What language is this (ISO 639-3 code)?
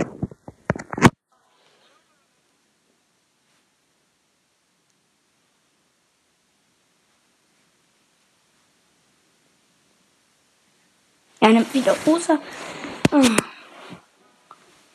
deu